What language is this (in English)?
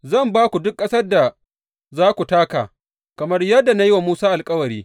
Hausa